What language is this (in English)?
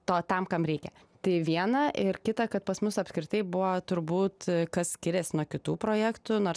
Lithuanian